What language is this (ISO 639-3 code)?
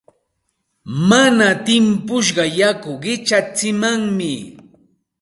qxt